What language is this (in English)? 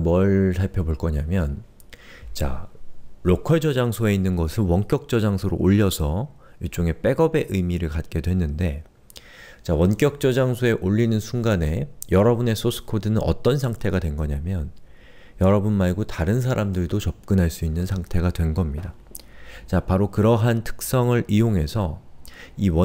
Korean